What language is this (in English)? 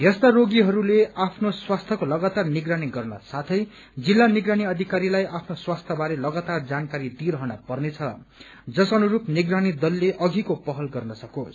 Nepali